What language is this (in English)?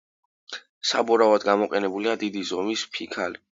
Georgian